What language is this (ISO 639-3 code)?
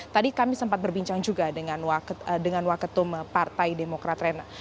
ind